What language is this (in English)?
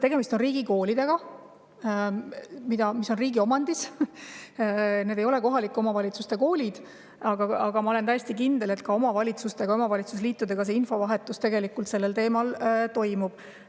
Estonian